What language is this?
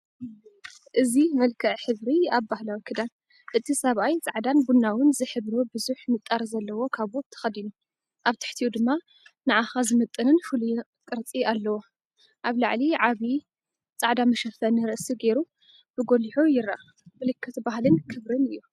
Tigrinya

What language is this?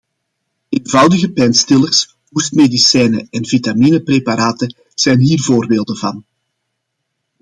Dutch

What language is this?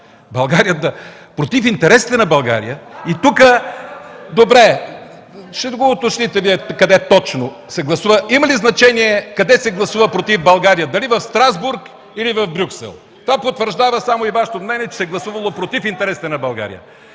Bulgarian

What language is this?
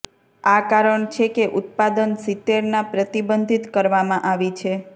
Gujarati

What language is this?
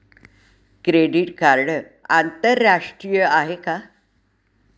Marathi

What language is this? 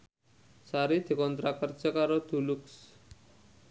Javanese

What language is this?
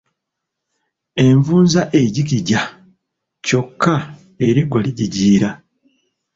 Ganda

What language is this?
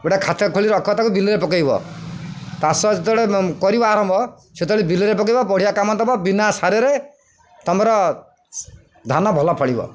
Odia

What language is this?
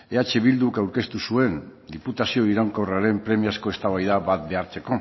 Basque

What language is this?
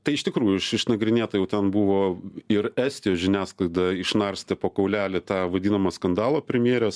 Lithuanian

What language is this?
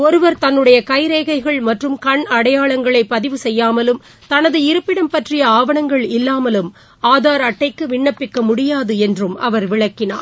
Tamil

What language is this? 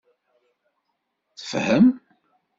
Kabyle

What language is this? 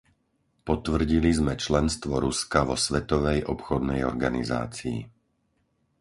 Slovak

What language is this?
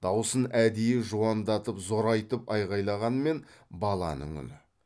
Kazakh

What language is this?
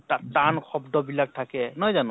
Assamese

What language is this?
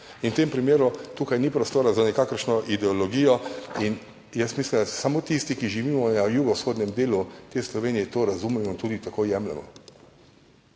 Slovenian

